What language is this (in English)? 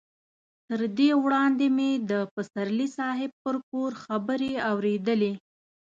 Pashto